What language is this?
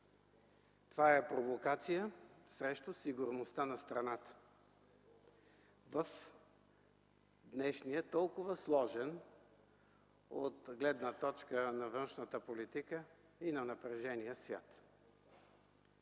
Bulgarian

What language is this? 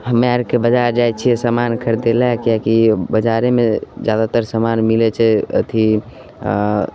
Maithili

